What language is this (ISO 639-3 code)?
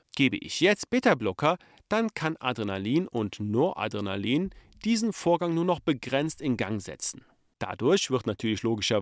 deu